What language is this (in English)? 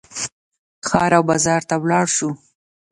Pashto